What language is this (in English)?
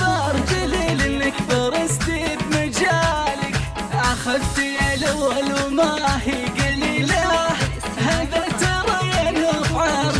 Arabic